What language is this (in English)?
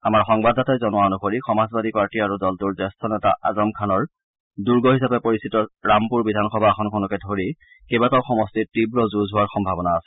Assamese